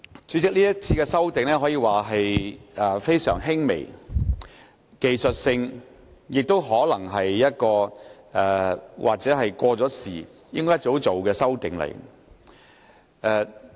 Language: Cantonese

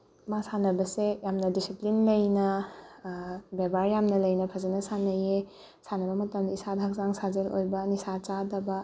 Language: Manipuri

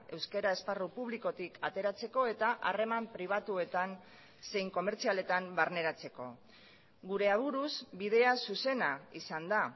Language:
Basque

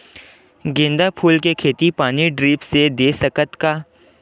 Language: Chhattisgarhi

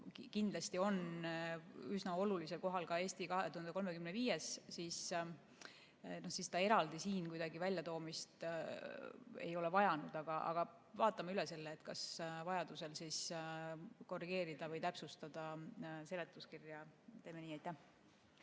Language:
Estonian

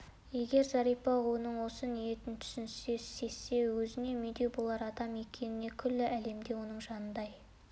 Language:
Kazakh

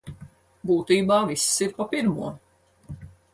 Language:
Latvian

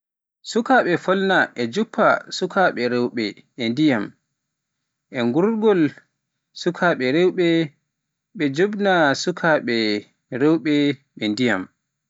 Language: Pular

